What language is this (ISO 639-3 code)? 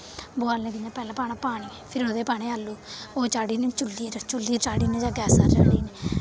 doi